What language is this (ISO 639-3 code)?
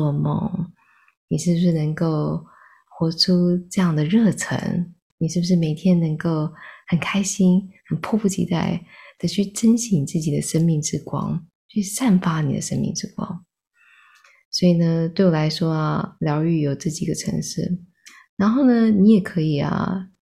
zho